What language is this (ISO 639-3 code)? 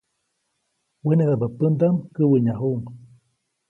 zoc